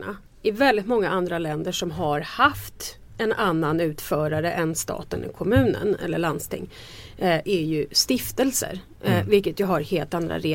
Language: Swedish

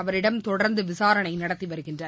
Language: Tamil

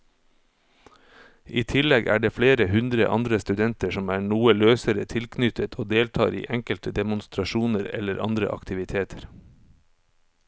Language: Norwegian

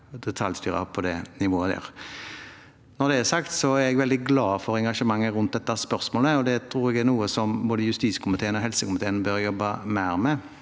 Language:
Norwegian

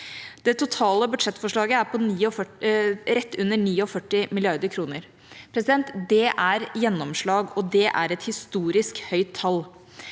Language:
Norwegian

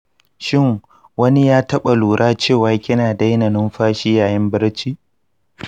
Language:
Hausa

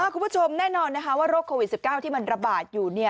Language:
Thai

